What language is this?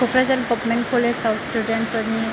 Bodo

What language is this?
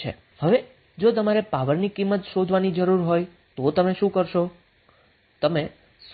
Gujarati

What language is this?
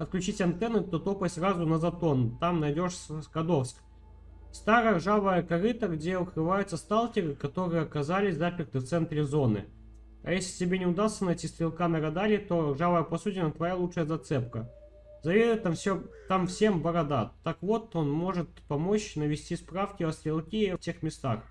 Russian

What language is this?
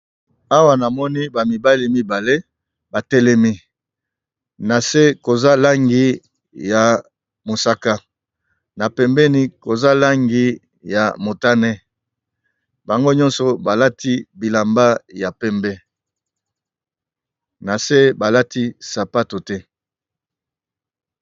Lingala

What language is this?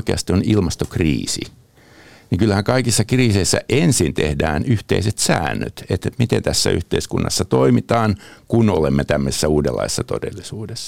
Finnish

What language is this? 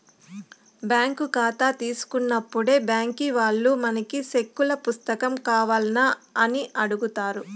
Telugu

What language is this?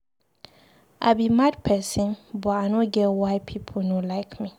Nigerian Pidgin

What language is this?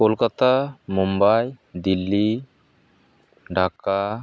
Santali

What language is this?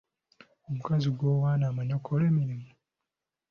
Ganda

